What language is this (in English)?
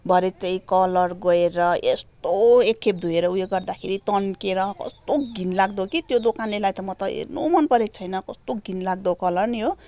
Nepali